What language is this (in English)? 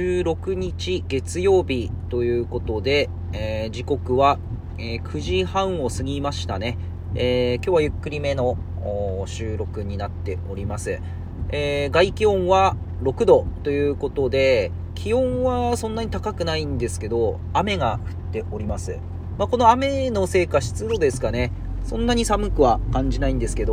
Japanese